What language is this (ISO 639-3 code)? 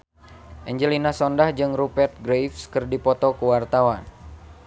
sun